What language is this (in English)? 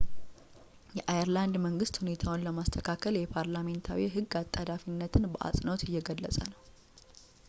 Amharic